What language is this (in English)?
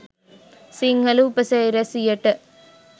Sinhala